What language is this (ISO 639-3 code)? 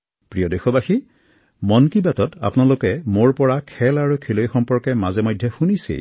asm